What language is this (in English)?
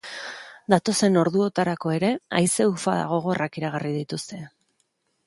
Basque